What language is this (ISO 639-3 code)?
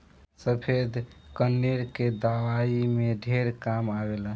bho